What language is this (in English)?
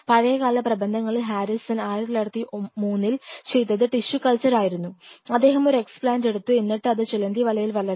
Malayalam